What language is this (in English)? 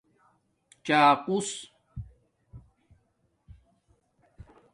Domaaki